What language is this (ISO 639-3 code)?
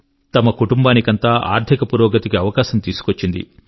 tel